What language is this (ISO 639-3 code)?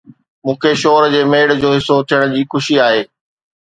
snd